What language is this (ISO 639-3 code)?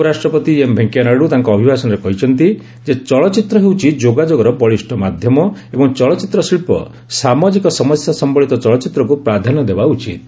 ori